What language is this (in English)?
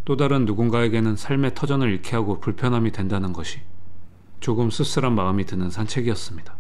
Korean